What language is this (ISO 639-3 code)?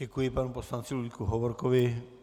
ces